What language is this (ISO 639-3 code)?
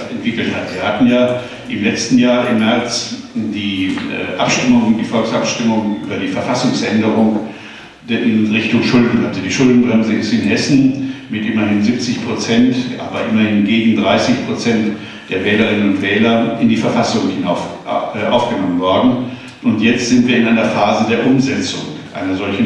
deu